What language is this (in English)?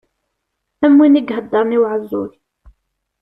Kabyle